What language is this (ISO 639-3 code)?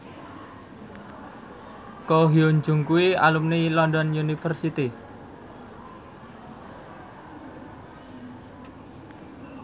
jav